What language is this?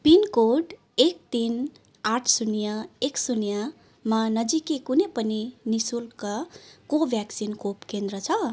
Nepali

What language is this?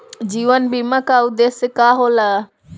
Bhojpuri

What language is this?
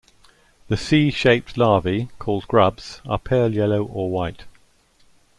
English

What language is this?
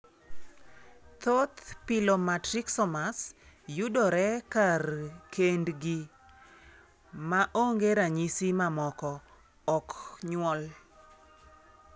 Luo (Kenya and Tanzania)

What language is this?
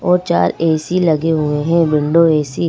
Hindi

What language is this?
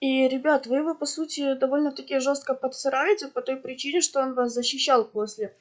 Russian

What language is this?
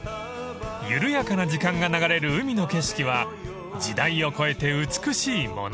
Japanese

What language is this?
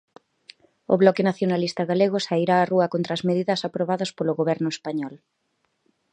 Galician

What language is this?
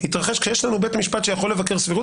Hebrew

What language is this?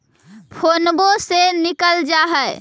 Magahi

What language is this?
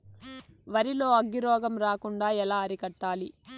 Telugu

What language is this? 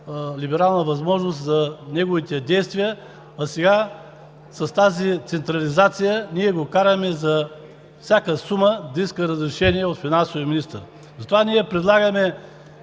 Bulgarian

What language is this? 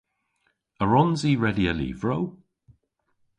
Cornish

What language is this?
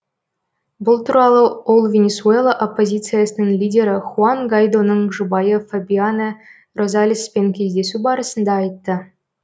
Kazakh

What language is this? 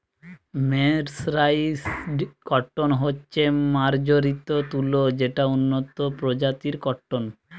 Bangla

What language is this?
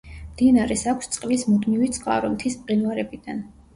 Georgian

